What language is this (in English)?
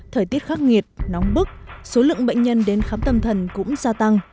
Vietnamese